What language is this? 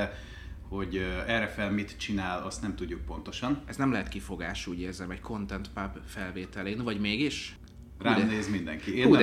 Hungarian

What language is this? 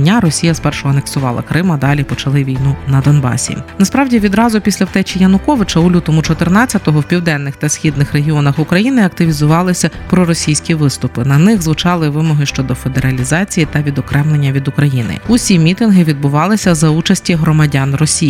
Ukrainian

